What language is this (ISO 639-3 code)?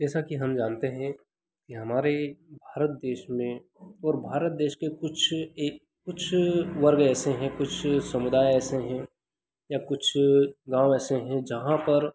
hin